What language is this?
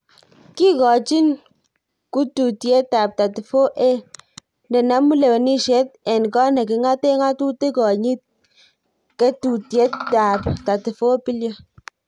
Kalenjin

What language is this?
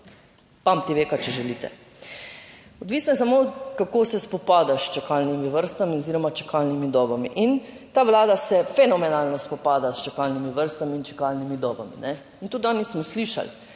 Slovenian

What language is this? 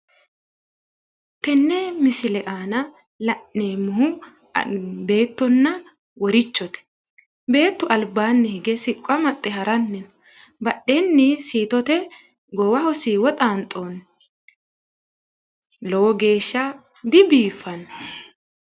Sidamo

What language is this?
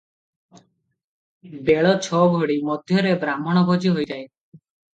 Odia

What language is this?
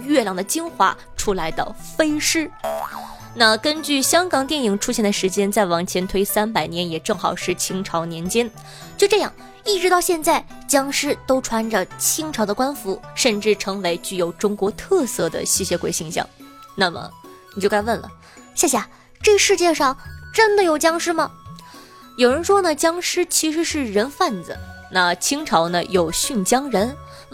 Chinese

